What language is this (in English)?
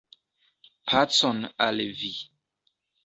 Esperanto